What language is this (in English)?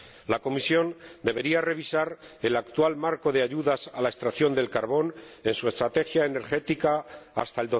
Spanish